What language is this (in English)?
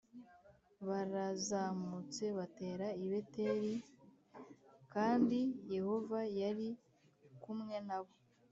Kinyarwanda